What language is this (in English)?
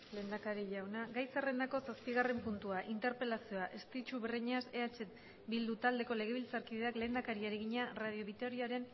Basque